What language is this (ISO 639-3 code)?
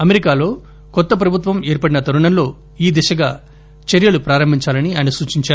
tel